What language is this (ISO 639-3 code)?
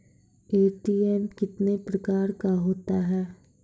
mai